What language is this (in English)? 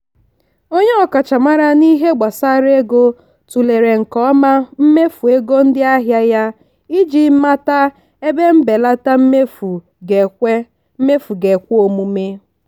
Igbo